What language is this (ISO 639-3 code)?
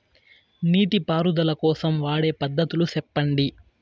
tel